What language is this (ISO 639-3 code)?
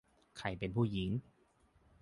tha